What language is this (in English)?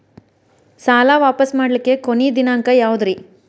Kannada